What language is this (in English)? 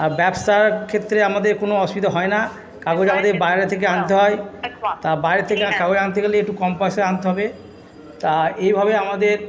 Bangla